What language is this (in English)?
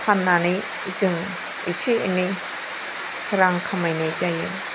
Bodo